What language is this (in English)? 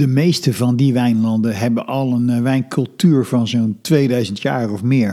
Dutch